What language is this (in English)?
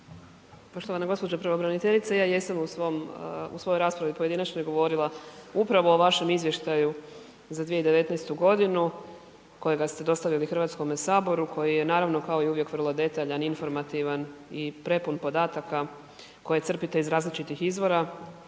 Croatian